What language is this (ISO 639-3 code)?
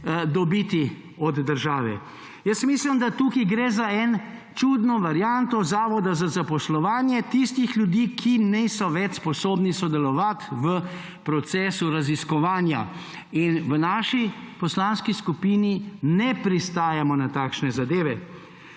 slv